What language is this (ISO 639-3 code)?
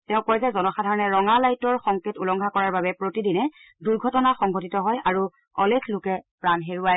asm